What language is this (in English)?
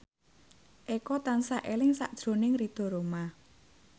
Javanese